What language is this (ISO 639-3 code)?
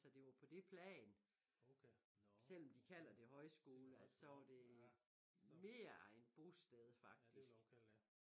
dan